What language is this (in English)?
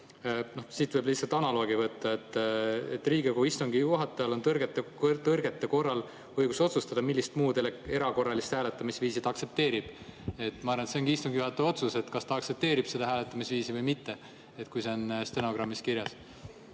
Estonian